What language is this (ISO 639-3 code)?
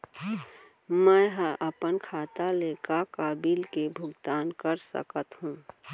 hne